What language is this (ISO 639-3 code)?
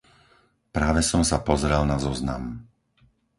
slk